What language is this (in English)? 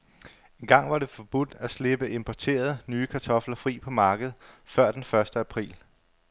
Danish